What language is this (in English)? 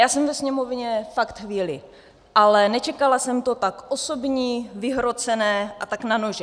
Czech